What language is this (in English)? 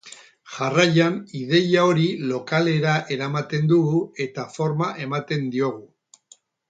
Basque